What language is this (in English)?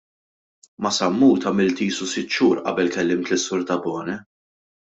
Maltese